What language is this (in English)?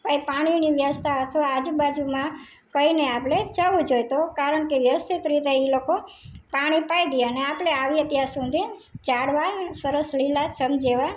Gujarati